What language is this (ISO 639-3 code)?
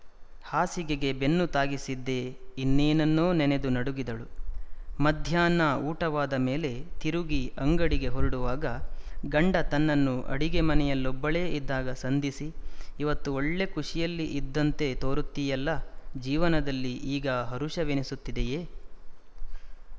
kan